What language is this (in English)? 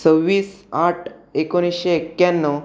Marathi